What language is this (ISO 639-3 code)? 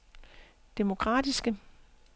dan